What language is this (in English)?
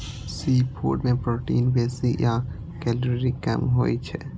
Maithili